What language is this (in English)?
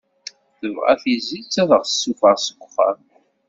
Kabyle